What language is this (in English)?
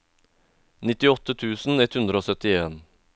Norwegian